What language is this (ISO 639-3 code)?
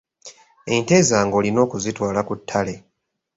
lug